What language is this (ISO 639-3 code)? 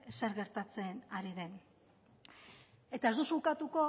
eus